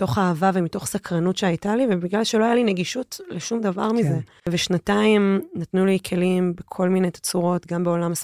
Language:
Hebrew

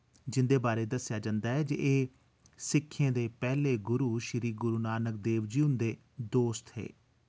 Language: Dogri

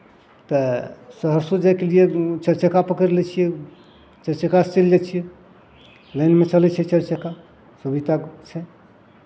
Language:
Maithili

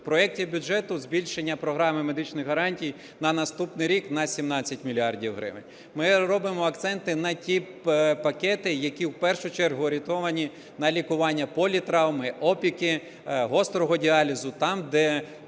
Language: Ukrainian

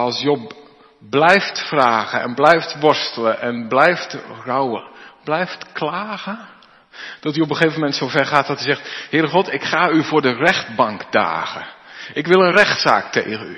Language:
Dutch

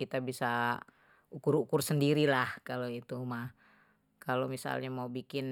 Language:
Betawi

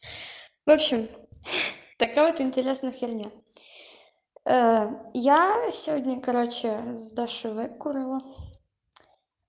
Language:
Russian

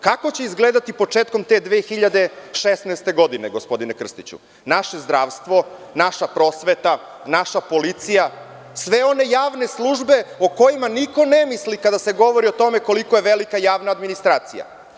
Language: Serbian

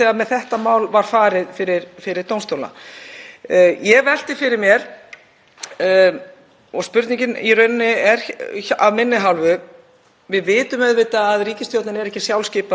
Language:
Icelandic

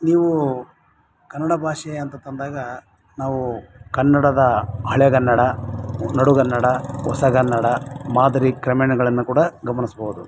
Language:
Kannada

